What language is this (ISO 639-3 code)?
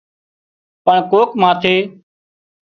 kxp